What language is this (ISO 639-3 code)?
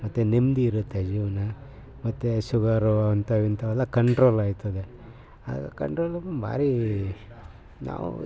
kan